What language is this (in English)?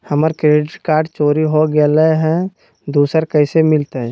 Magahi